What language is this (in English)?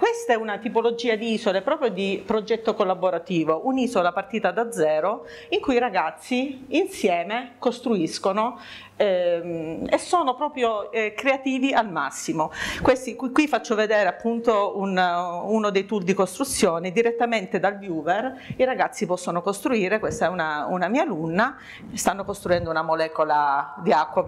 Italian